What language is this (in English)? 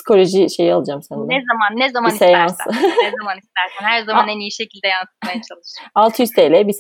Turkish